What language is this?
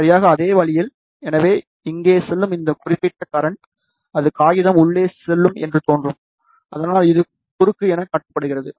Tamil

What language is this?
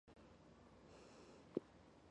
Chinese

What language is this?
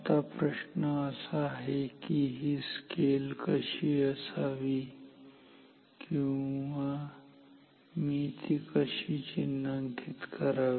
Marathi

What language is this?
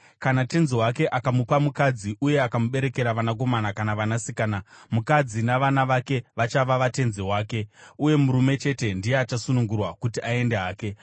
Shona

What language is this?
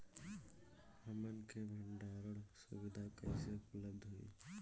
Bhojpuri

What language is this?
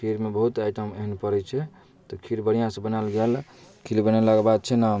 Maithili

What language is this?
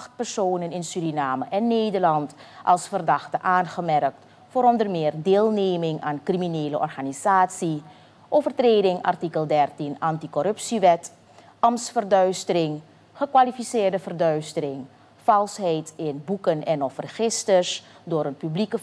Dutch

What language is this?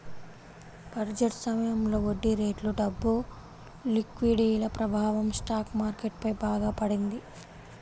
Telugu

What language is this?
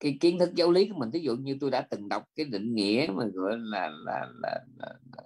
Vietnamese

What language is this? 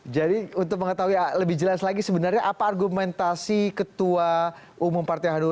Indonesian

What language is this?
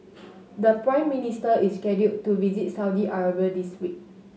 English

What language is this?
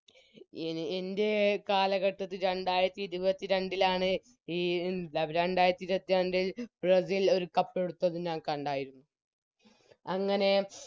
Malayalam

